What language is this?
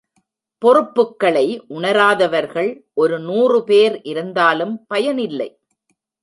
Tamil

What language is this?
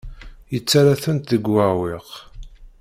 Kabyle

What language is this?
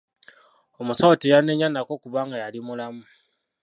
Ganda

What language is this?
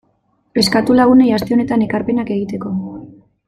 Basque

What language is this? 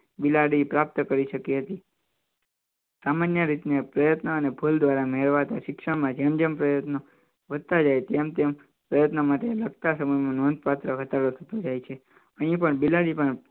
Gujarati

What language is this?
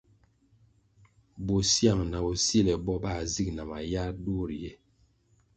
Kwasio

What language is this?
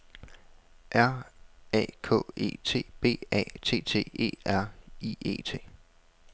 Danish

